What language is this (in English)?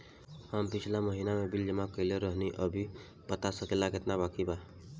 Bhojpuri